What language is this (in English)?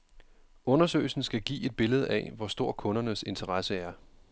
Danish